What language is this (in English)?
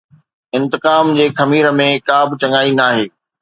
Sindhi